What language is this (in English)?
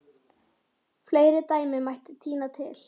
Icelandic